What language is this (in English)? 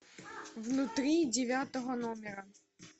Russian